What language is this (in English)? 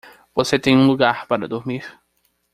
Portuguese